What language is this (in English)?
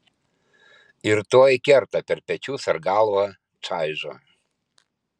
Lithuanian